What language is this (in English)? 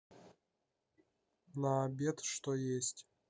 Russian